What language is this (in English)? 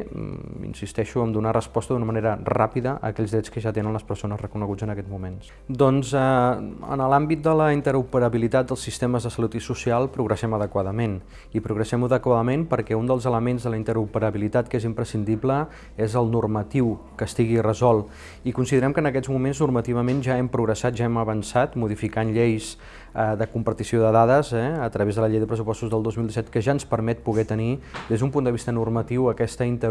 Catalan